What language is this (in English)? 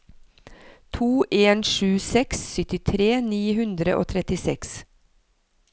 Norwegian